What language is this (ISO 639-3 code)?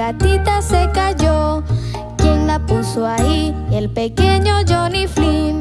spa